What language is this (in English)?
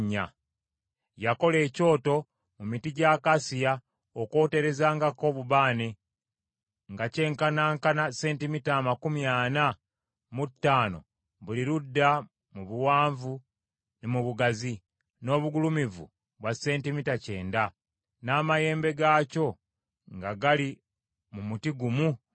Ganda